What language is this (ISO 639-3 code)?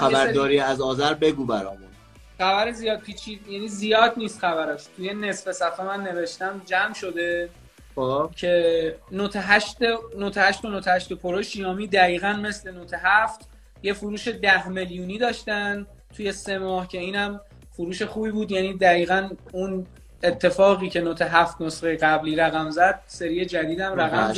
fas